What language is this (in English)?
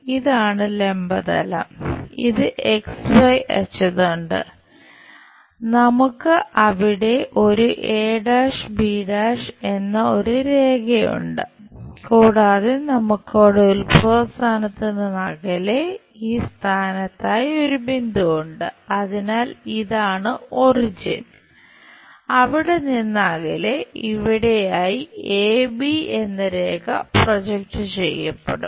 Malayalam